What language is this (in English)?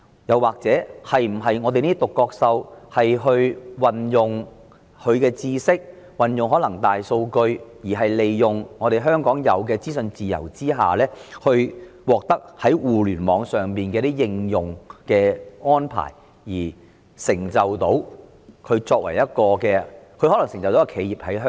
Cantonese